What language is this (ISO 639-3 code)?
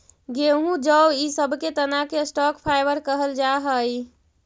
mag